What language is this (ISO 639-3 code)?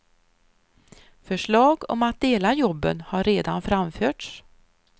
swe